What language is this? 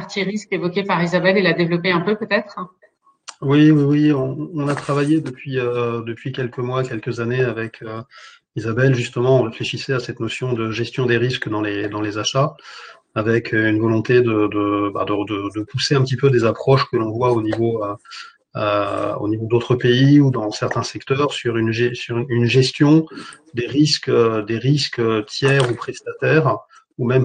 French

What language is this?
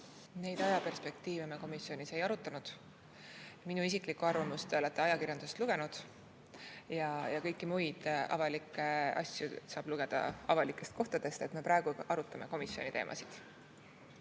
Estonian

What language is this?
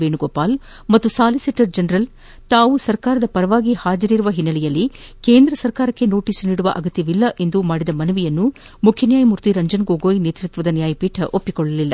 Kannada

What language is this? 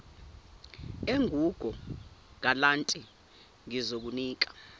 Zulu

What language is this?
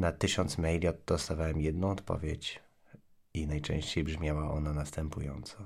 Polish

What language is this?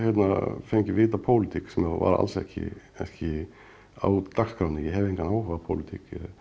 Icelandic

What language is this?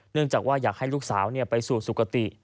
Thai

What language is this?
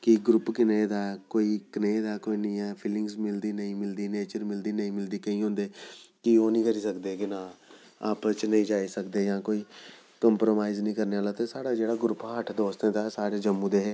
Dogri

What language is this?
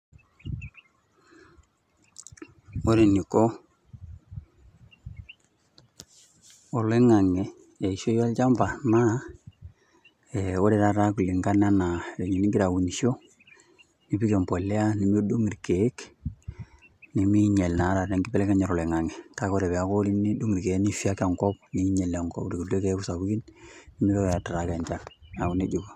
Masai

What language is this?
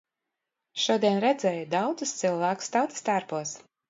Latvian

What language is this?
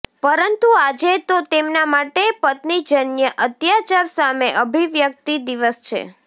Gujarati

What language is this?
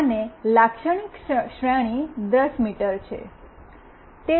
Gujarati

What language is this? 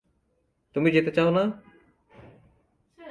Bangla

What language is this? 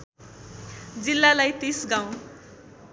Nepali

